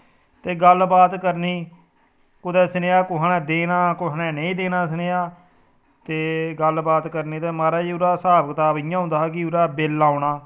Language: Dogri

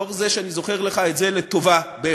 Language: Hebrew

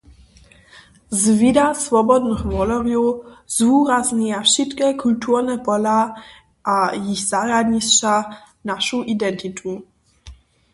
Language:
Upper Sorbian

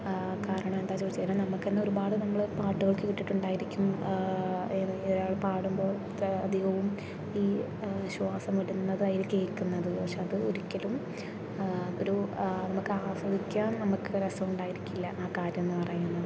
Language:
Malayalam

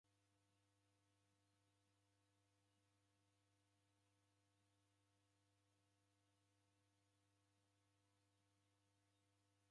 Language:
Taita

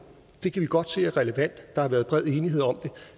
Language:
Danish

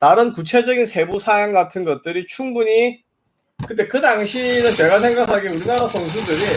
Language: Korean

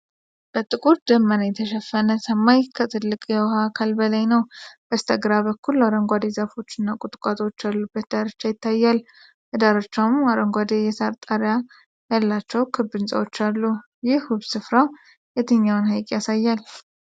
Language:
Amharic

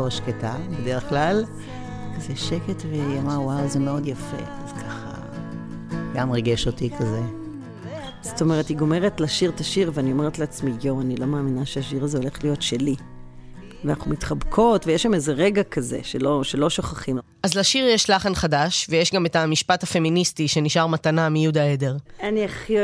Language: Hebrew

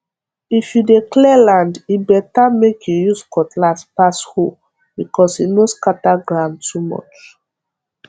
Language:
Nigerian Pidgin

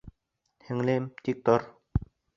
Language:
Bashkir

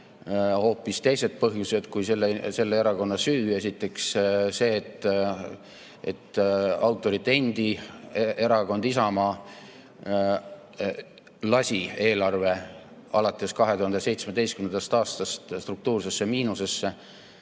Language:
Estonian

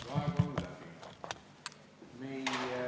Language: Estonian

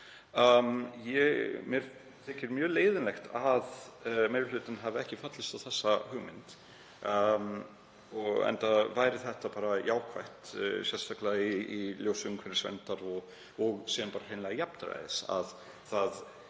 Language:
Icelandic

